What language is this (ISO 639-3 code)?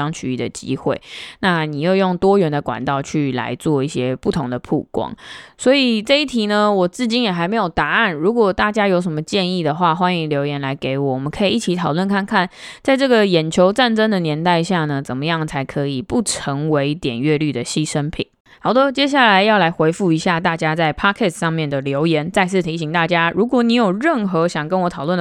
zho